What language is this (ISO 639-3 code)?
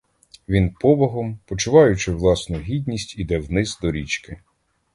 ukr